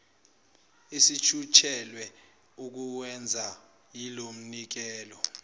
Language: Zulu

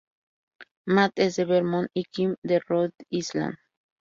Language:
Spanish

